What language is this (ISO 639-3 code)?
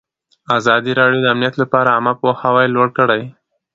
pus